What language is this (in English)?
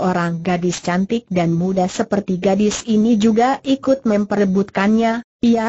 Indonesian